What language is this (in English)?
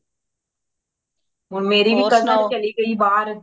Punjabi